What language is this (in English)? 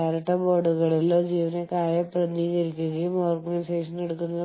Malayalam